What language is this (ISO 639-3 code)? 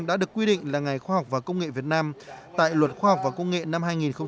vie